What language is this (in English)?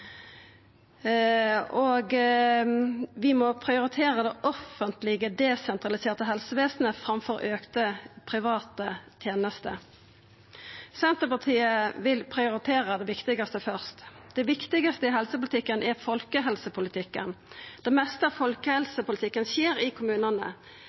Norwegian Nynorsk